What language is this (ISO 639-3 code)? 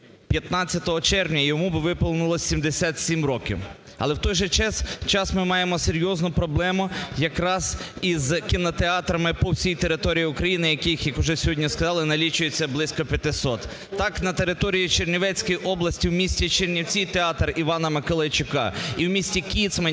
ukr